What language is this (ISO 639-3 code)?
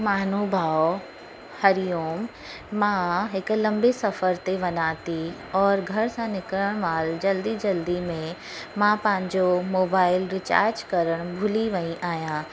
snd